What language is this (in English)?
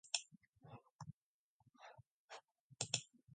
Mongolian